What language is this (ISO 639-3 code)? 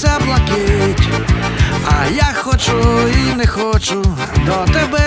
ukr